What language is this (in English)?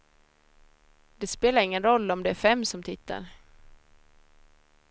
Swedish